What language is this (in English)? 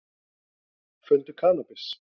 Icelandic